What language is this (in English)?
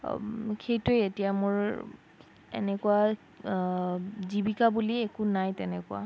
Assamese